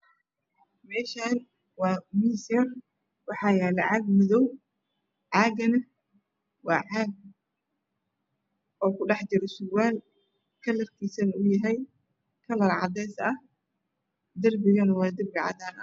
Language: Somali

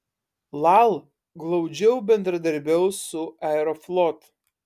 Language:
Lithuanian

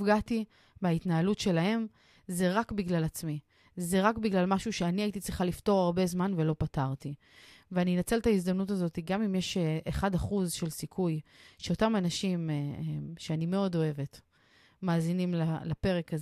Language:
Hebrew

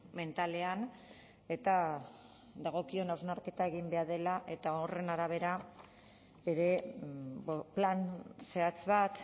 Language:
Basque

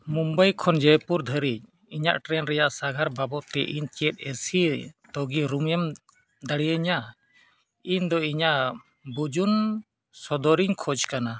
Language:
Santali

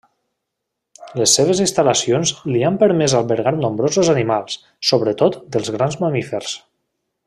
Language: Catalan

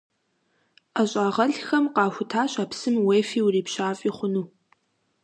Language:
Kabardian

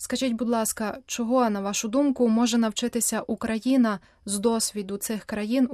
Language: Ukrainian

